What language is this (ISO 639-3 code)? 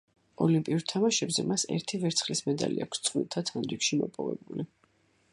kat